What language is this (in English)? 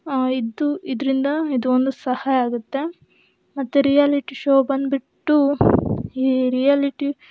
Kannada